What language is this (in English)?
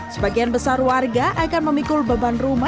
Indonesian